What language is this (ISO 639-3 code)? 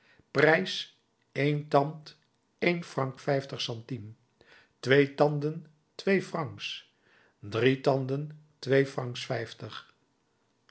nld